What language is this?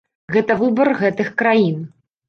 Belarusian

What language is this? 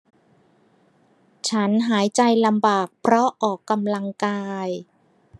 Thai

